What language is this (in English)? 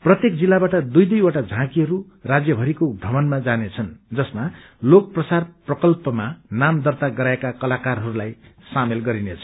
Nepali